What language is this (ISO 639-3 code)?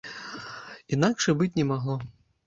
bel